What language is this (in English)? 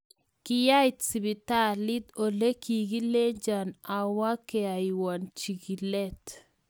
Kalenjin